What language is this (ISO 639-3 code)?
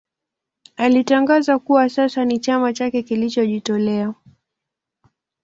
swa